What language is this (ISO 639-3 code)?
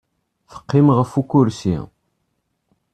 kab